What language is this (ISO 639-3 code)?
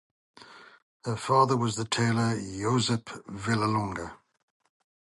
eng